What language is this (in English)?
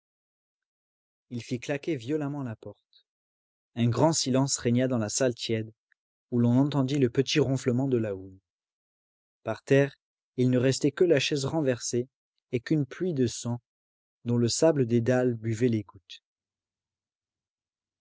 French